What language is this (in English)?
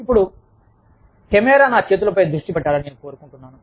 Telugu